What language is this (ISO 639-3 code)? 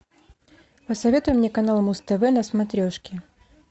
rus